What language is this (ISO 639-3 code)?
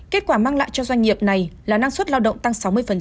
vie